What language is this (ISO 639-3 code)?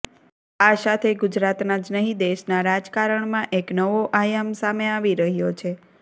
guj